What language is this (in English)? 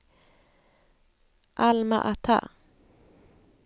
Swedish